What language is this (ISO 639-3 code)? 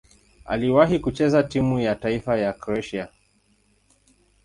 swa